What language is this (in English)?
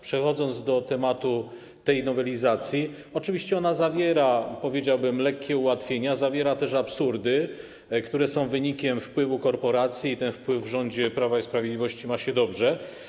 Polish